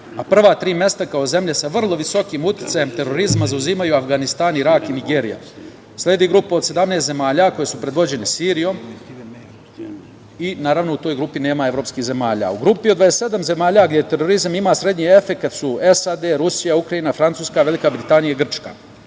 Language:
Serbian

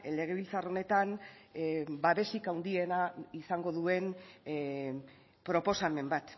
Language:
Basque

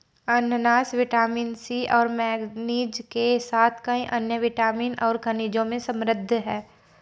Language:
Hindi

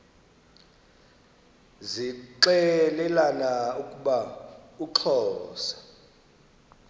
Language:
Xhosa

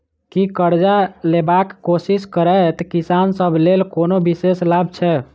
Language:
Maithili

